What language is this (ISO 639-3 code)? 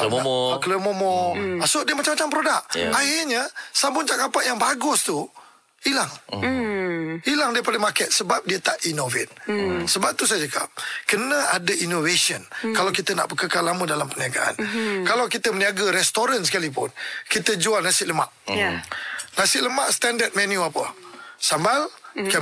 msa